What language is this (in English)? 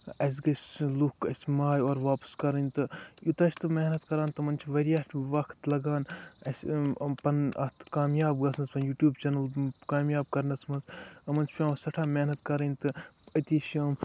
Kashmiri